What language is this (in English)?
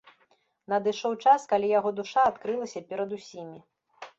Belarusian